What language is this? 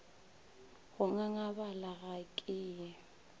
Northern Sotho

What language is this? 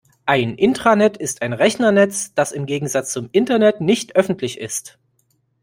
German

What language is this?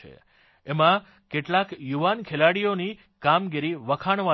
Gujarati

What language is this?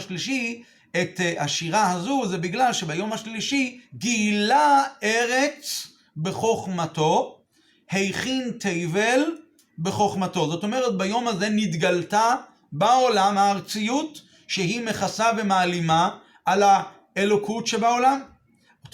Hebrew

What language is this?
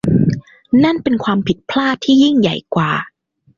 Thai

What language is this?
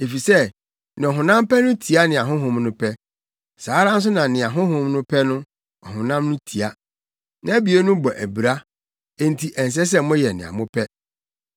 Akan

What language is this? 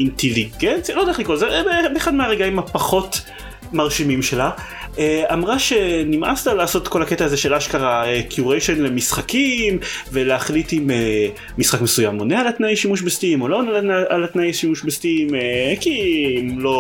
Hebrew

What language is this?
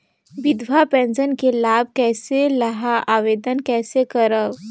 Chhattisgarhi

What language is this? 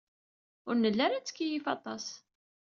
Kabyle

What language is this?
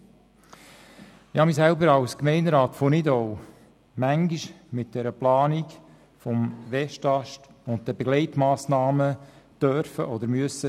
Swiss German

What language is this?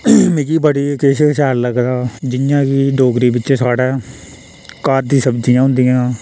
Dogri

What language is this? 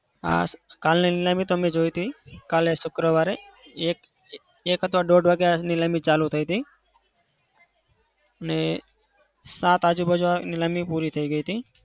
Gujarati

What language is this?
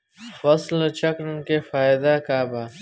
Bhojpuri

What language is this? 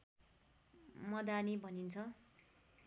Nepali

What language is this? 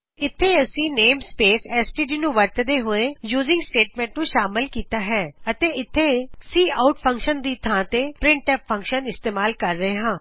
Punjabi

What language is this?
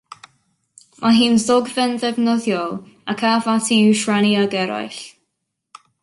Welsh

